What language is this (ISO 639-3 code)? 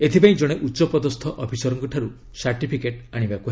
ori